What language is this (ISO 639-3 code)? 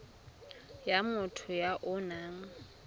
tsn